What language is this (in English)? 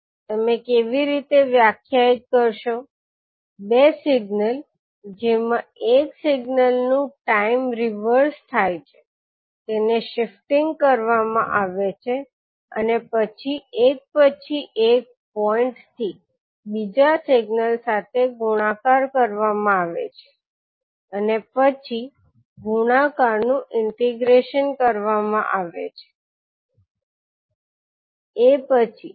Gujarati